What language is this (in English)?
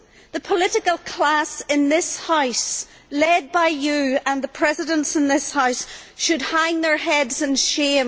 English